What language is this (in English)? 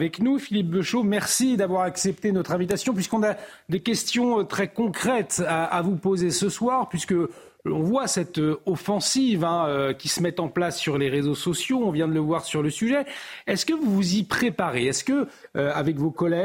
French